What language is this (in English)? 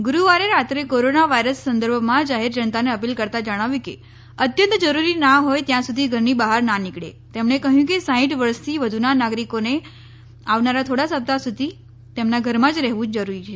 Gujarati